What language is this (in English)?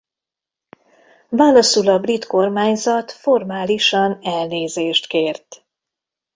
Hungarian